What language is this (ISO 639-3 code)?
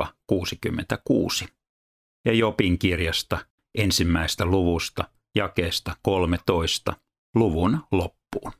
fin